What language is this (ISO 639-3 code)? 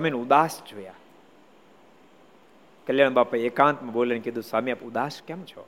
guj